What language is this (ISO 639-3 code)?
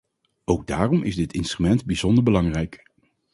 nld